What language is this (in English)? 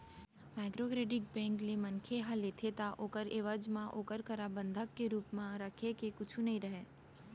Chhattisgarhi